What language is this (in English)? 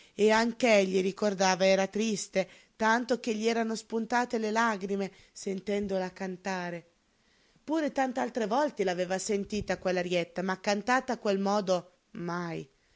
Italian